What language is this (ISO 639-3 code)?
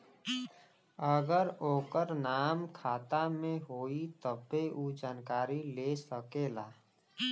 bho